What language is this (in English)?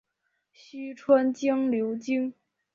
Chinese